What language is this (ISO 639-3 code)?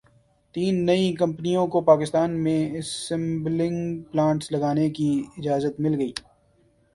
urd